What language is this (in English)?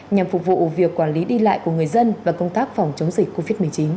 Vietnamese